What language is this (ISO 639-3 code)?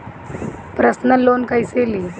bho